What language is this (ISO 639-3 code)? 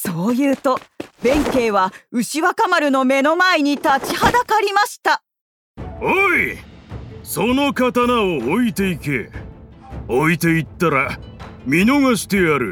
jpn